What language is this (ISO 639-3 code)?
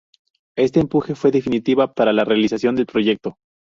spa